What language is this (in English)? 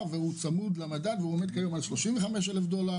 Hebrew